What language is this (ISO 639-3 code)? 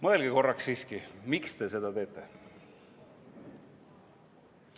est